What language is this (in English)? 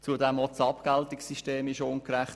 Swiss German